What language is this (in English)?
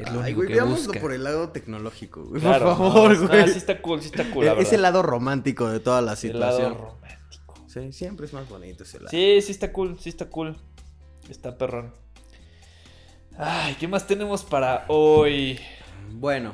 Spanish